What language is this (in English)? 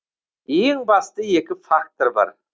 Kazakh